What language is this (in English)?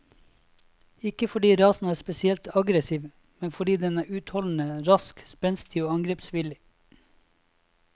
Norwegian